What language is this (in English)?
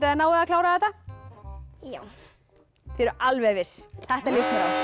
Icelandic